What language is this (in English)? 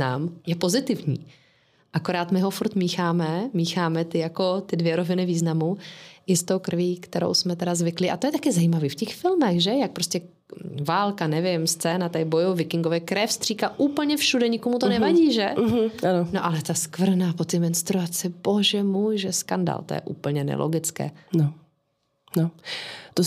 Czech